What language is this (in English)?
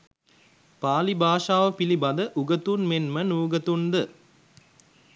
Sinhala